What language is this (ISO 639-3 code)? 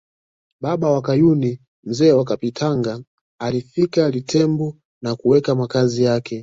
swa